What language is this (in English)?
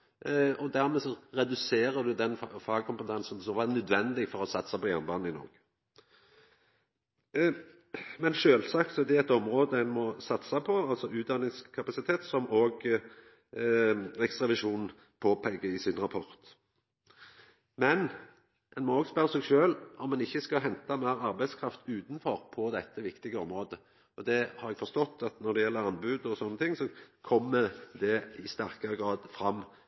Norwegian Nynorsk